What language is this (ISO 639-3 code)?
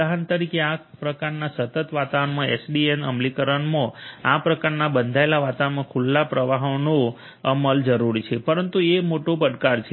guj